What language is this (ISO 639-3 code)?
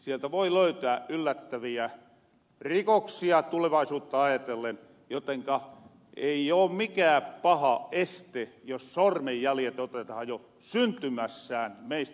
fin